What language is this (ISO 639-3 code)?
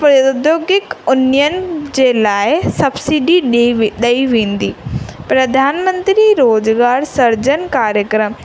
snd